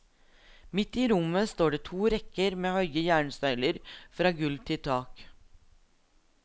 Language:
Norwegian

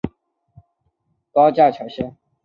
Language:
Chinese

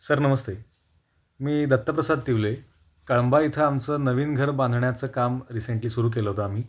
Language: Marathi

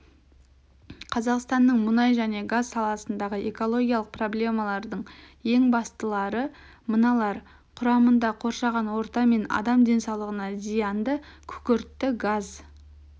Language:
Kazakh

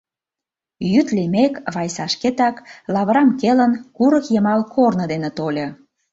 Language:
Mari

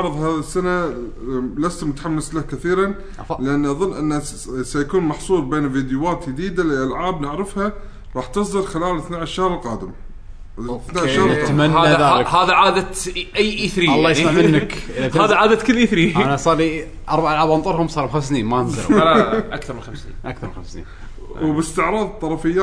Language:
Arabic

